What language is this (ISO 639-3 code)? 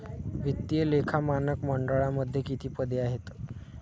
mar